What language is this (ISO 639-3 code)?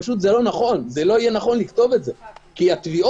heb